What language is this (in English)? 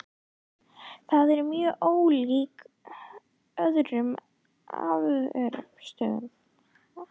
Icelandic